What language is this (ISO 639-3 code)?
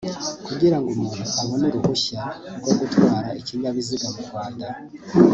kin